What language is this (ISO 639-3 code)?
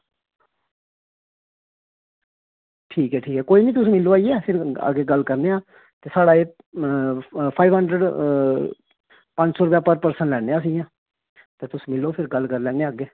doi